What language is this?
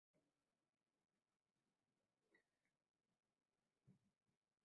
Bangla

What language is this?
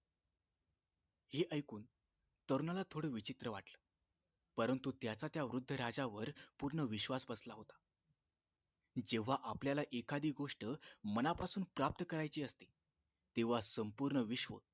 Marathi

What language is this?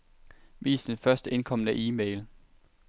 Danish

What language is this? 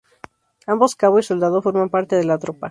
Spanish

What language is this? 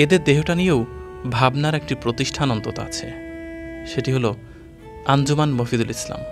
Romanian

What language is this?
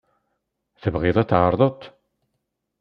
Kabyle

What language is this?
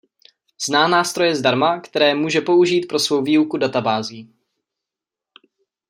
Czech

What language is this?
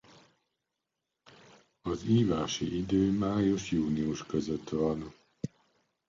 Hungarian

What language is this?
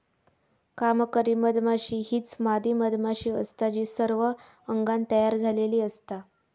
Marathi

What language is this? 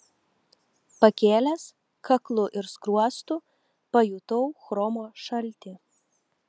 Lithuanian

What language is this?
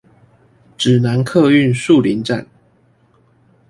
Chinese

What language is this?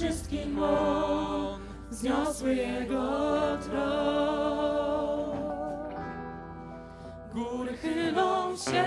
Polish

